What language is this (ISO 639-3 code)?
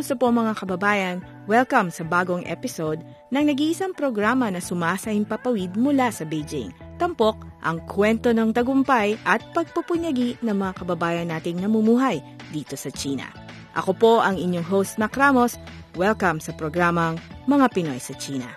fil